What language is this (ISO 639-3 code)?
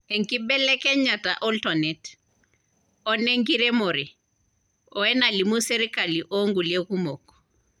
mas